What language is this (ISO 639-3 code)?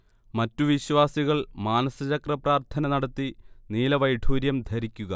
mal